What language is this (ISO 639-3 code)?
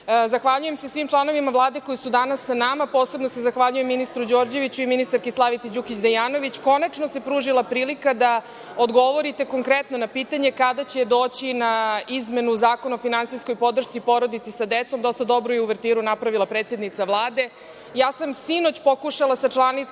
srp